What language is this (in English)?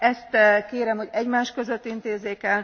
Hungarian